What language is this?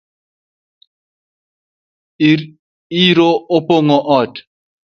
Luo (Kenya and Tanzania)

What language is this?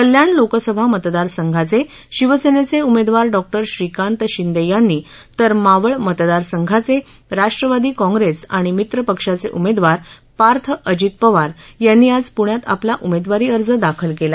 Marathi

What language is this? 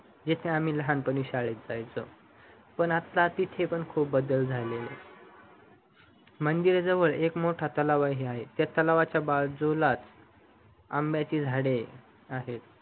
Marathi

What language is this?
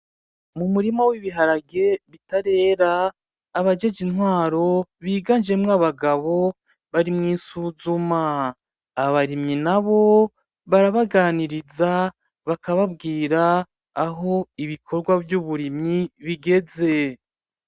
Rundi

